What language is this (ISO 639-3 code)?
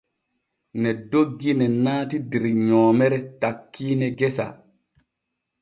fue